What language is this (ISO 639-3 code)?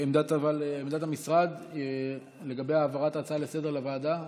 heb